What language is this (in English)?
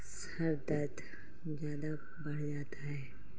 Urdu